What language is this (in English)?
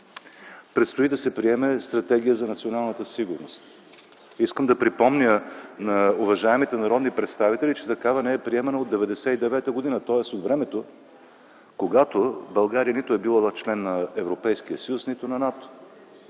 Bulgarian